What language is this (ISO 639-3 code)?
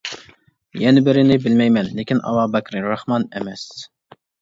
uig